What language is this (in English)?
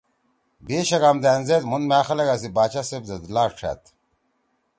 Torwali